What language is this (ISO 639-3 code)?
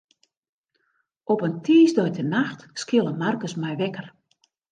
fry